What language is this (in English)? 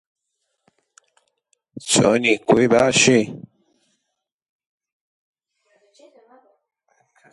Central Kurdish